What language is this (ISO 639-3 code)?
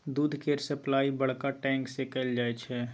mai